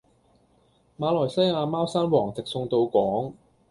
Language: Cantonese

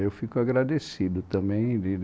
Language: Portuguese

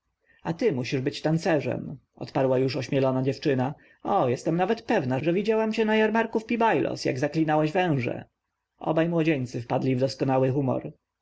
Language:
Polish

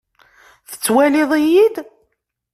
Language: Kabyle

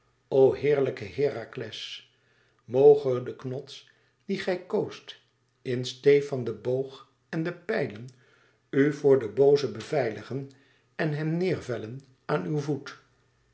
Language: Dutch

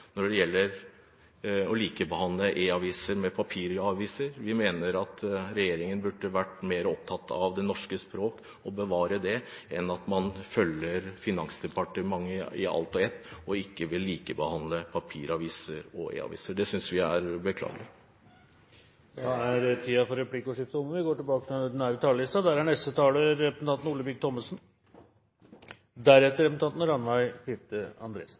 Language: Norwegian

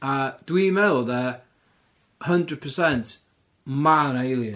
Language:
Welsh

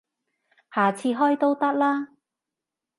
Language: Cantonese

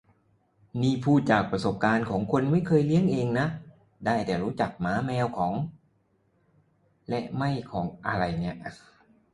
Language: Thai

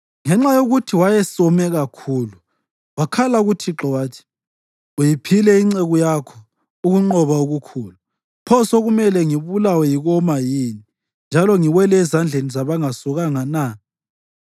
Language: North Ndebele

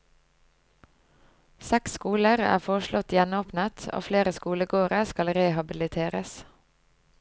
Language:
Norwegian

